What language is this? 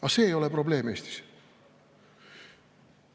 Estonian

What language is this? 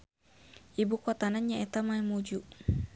Sundanese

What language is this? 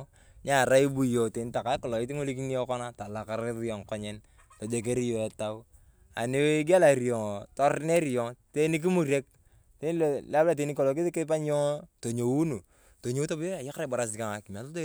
Turkana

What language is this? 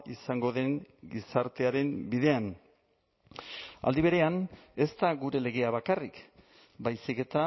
Basque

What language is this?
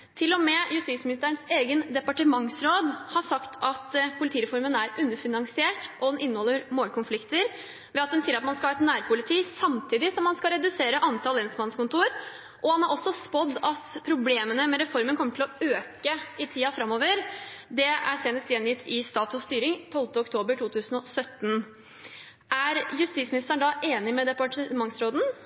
Norwegian Bokmål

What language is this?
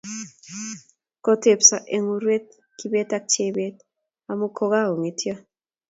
Kalenjin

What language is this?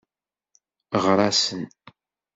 Kabyle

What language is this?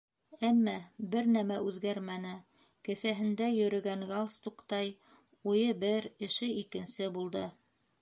Bashkir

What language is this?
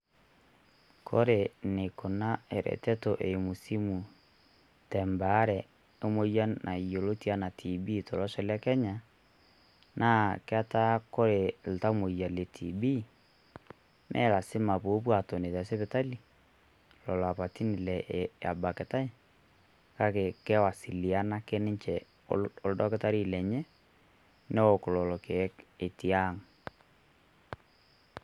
Masai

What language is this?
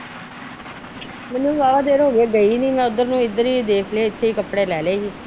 Punjabi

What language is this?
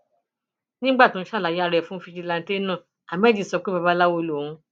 Yoruba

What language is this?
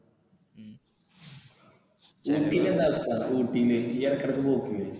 Malayalam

